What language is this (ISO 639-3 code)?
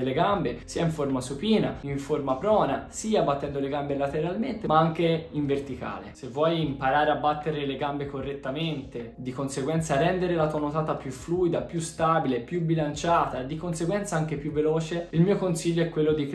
ita